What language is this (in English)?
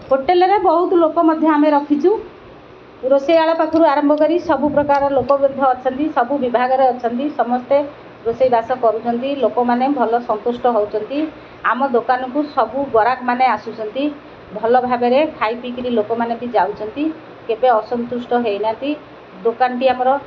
Odia